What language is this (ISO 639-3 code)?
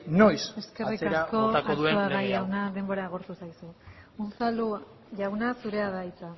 eus